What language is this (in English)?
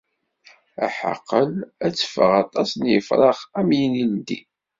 Kabyle